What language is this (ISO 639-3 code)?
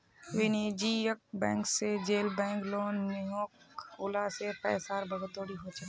mag